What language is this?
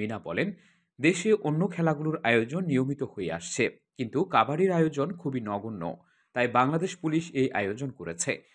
Korean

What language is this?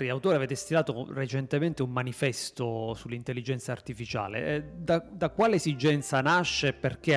Italian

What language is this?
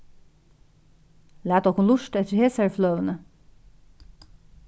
Faroese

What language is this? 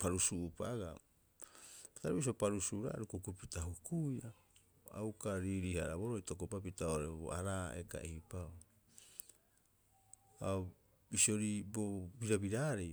Rapoisi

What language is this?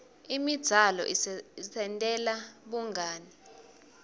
Swati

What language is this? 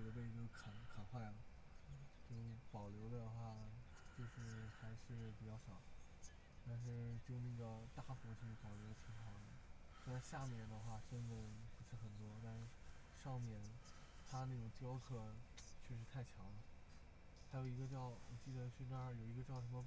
Chinese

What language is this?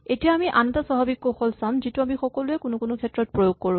Assamese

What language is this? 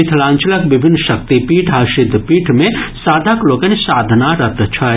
Maithili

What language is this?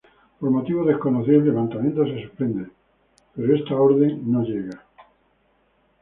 Spanish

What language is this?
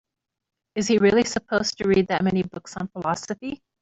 English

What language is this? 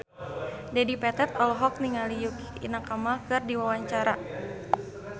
Sundanese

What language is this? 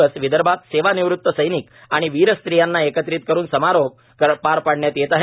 Marathi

